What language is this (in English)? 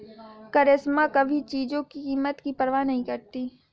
Hindi